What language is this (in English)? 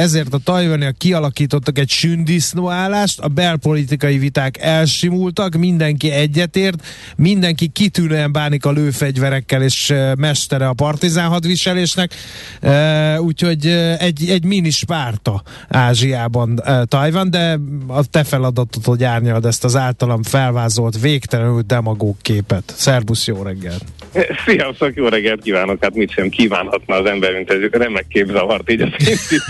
Hungarian